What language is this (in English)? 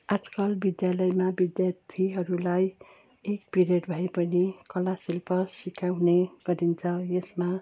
Nepali